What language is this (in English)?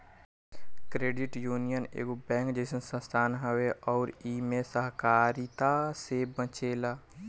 Bhojpuri